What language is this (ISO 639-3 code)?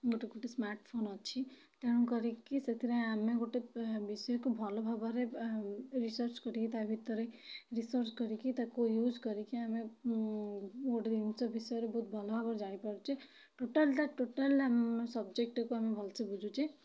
ori